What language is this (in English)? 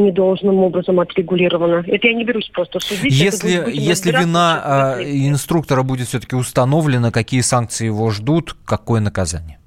Russian